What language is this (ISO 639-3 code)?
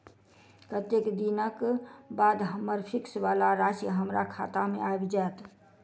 mai